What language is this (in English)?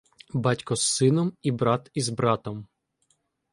Ukrainian